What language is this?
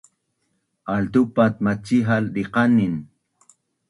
Bunun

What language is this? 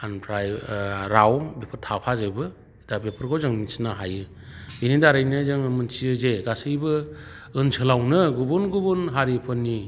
Bodo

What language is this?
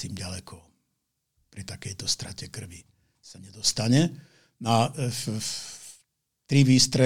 Slovak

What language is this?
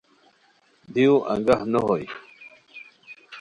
Khowar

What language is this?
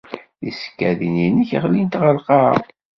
Kabyle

